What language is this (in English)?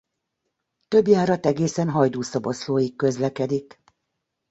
Hungarian